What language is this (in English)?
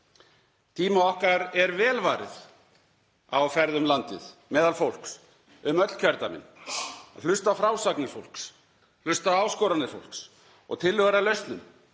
Icelandic